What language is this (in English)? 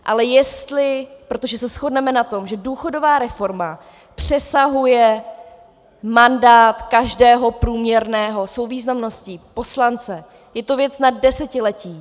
Czech